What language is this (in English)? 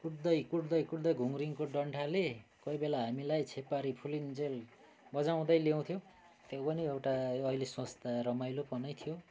Nepali